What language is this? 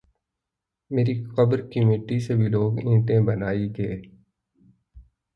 Urdu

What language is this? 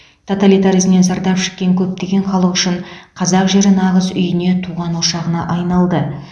Kazakh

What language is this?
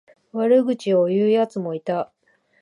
Japanese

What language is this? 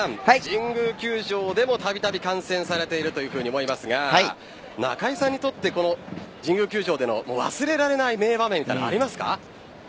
Japanese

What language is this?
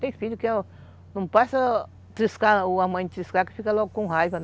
Portuguese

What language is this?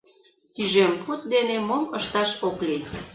Mari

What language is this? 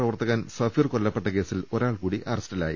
Malayalam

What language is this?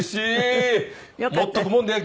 Japanese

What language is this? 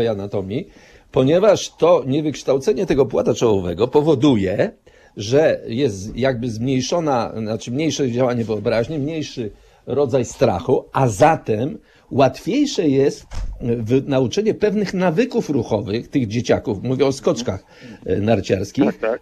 Polish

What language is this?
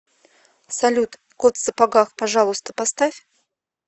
Russian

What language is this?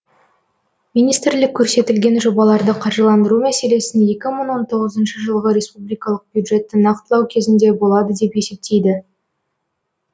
Kazakh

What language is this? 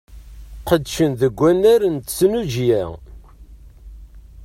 Kabyle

